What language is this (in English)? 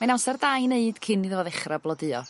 Welsh